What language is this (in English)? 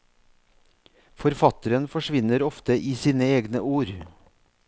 Norwegian